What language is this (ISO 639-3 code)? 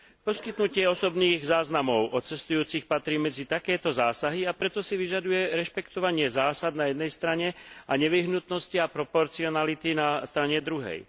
slk